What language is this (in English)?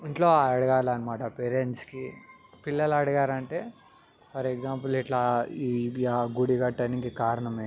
Telugu